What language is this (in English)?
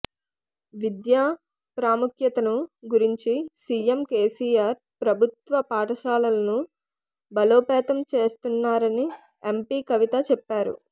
Telugu